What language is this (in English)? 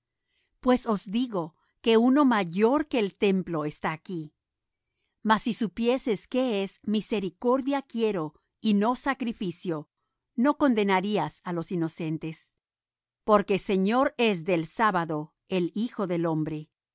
Spanish